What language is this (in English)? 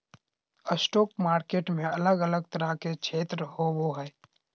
Magahi